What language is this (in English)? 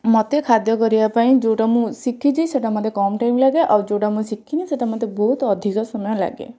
Odia